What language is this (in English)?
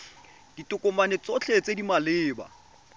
Tswana